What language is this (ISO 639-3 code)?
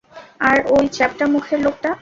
ben